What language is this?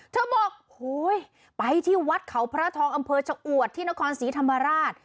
Thai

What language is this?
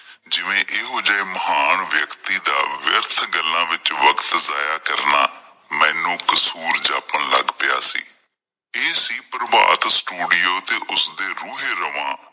Punjabi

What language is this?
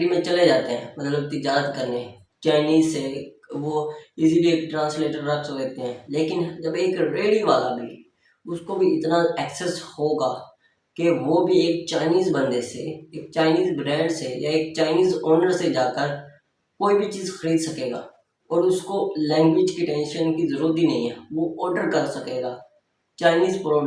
Hindi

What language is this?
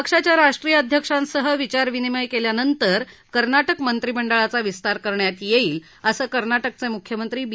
Marathi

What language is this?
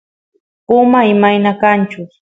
Santiago del Estero Quichua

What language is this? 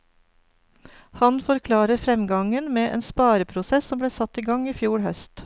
Norwegian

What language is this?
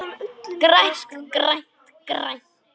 Icelandic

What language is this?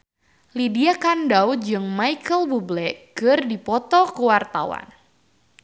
Sundanese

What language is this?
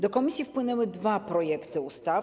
Polish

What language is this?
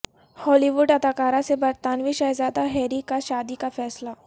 Urdu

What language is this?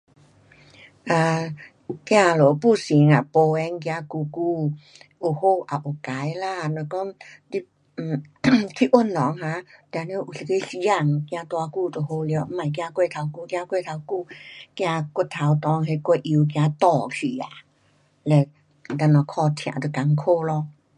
Pu-Xian Chinese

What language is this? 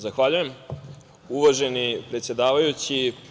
Serbian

